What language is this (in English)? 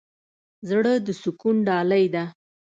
Pashto